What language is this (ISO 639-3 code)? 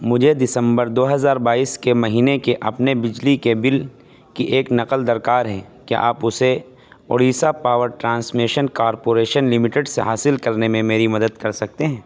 urd